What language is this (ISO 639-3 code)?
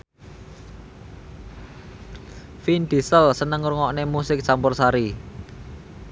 jav